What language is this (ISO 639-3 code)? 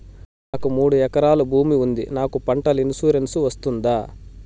tel